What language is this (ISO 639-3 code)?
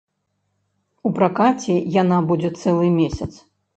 bel